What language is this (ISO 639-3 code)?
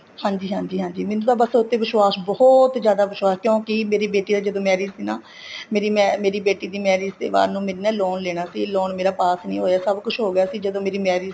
pan